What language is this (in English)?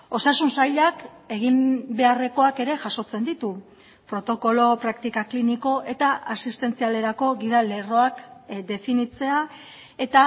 Basque